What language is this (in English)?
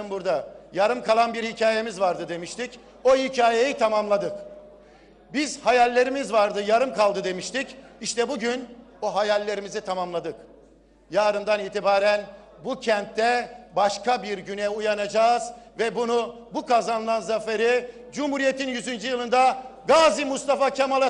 Turkish